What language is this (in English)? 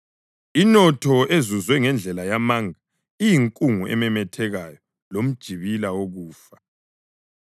North Ndebele